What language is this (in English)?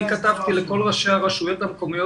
Hebrew